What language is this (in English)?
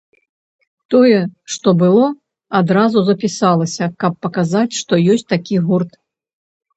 Belarusian